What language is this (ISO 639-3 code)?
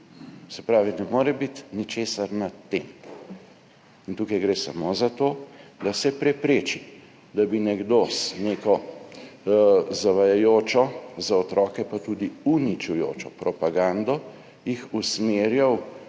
slv